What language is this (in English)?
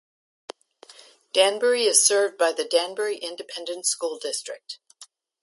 English